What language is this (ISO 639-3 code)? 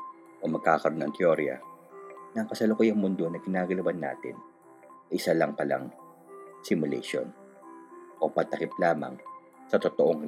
fil